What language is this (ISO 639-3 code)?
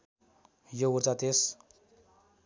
nep